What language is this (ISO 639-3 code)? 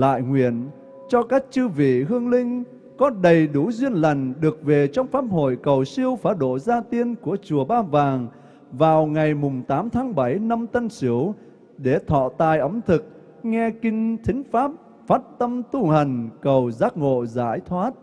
vie